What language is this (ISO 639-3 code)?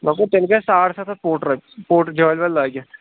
kas